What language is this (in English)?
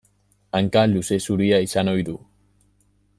Basque